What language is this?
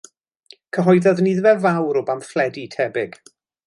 Welsh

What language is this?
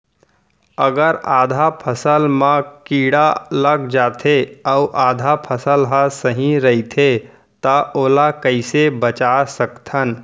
Chhattisgarhi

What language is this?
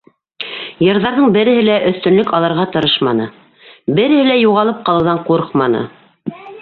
Bashkir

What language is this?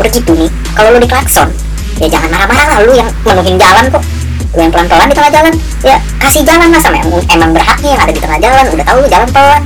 Indonesian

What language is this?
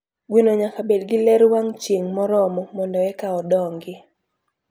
Luo (Kenya and Tanzania)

